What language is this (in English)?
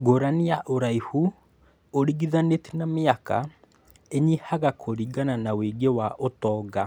Kikuyu